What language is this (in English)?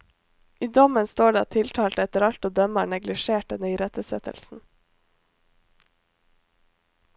Norwegian